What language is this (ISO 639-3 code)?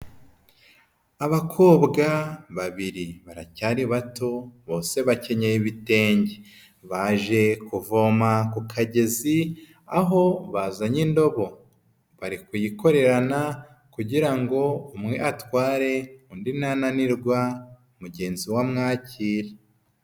kin